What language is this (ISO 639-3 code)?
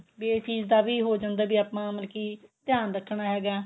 pan